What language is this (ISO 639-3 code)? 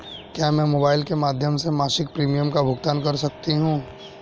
hin